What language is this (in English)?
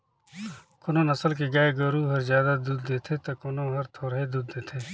Chhattisgarhi